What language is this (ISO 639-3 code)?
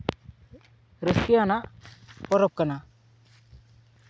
sat